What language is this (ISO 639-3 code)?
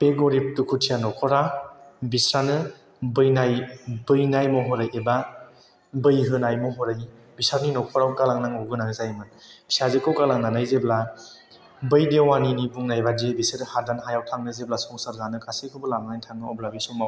brx